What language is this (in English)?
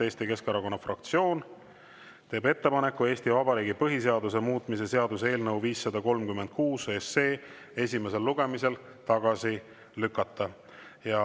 Estonian